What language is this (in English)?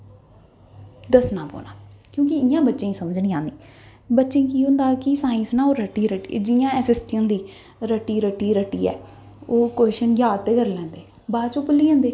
Dogri